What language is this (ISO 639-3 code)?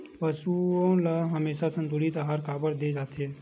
hne